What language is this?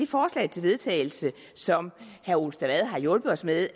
Danish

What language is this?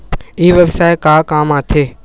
Chhattisgarhi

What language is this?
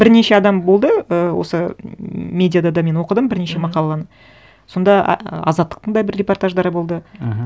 Kazakh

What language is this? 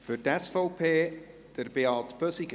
Swiss German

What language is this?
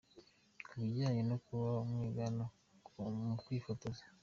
Kinyarwanda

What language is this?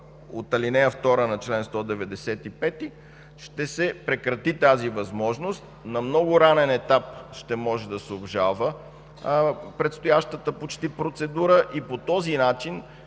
Bulgarian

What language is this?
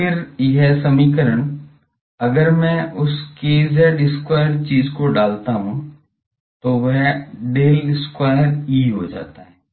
Hindi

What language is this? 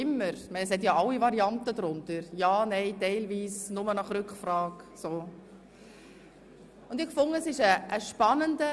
Swiss German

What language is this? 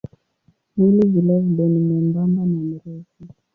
Swahili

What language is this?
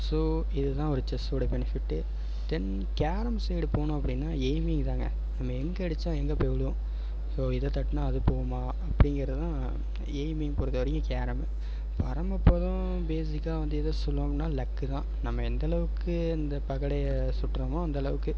Tamil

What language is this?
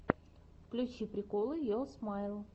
Russian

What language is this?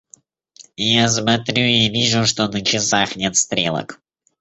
Russian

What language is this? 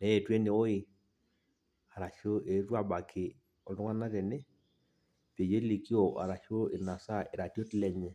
Masai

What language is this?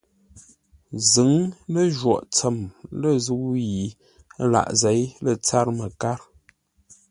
Ngombale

